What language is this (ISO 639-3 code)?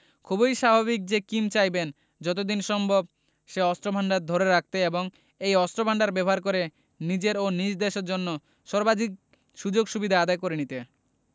ben